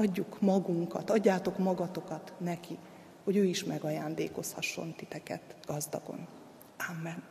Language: Hungarian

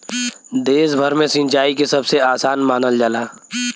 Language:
Bhojpuri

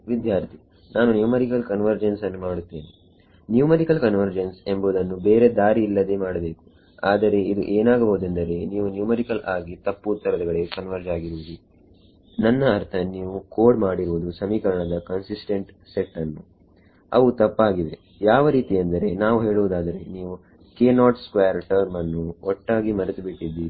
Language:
Kannada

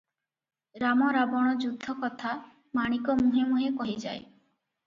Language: Odia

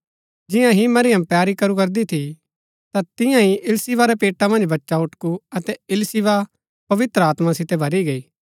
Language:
Gaddi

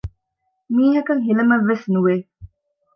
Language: Divehi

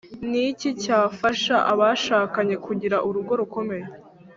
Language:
Kinyarwanda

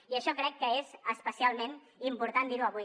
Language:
Catalan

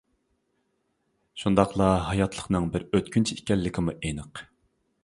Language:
Uyghur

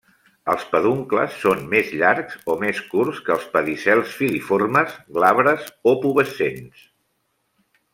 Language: Catalan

